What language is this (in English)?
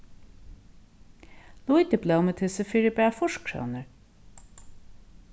Faroese